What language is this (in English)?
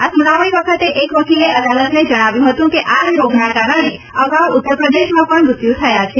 Gujarati